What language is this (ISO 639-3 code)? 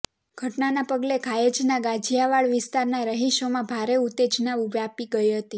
guj